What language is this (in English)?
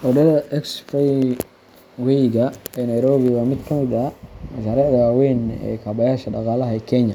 Somali